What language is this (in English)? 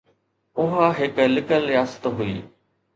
Sindhi